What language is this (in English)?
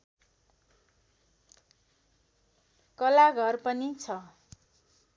Nepali